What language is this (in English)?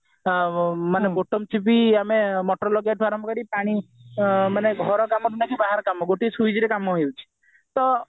Odia